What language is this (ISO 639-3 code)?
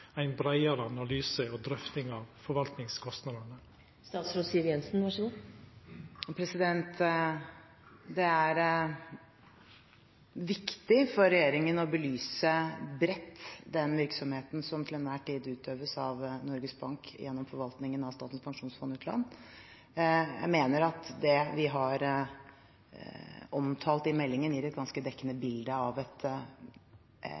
nor